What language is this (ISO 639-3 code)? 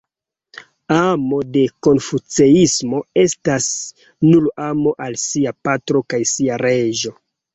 epo